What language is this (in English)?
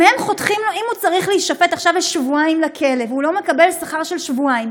Hebrew